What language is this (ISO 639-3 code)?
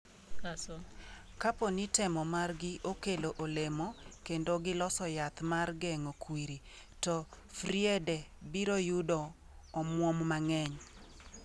luo